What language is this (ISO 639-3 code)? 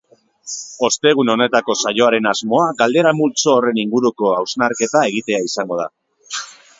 eus